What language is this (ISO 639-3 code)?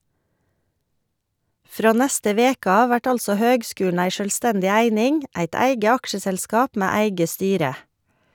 nor